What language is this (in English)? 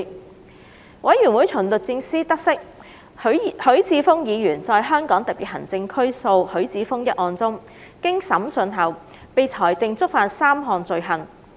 Cantonese